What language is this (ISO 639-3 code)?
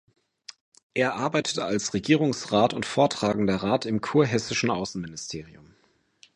deu